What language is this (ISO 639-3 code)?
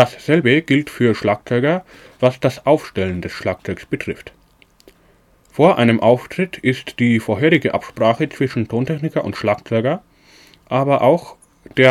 deu